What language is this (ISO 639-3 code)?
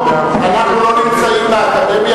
heb